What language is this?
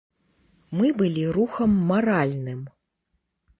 Belarusian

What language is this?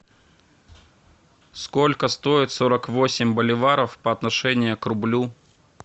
Russian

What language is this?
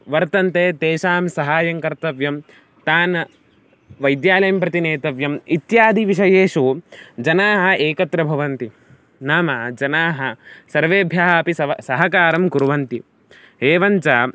Sanskrit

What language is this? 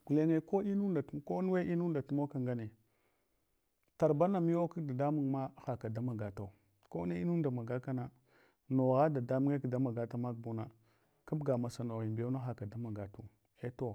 Hwana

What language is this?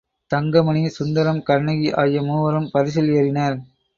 Tamil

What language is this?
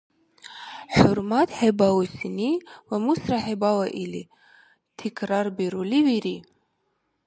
Dargwa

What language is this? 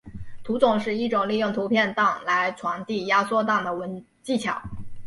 Chinese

